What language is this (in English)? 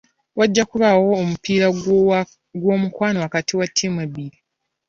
Ganda